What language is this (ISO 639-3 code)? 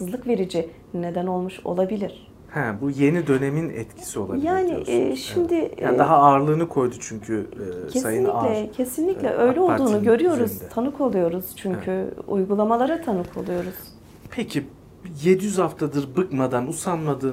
tur